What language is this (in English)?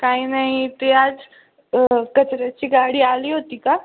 Marathi